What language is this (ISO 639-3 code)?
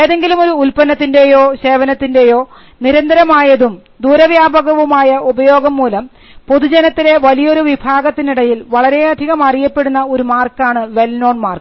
mal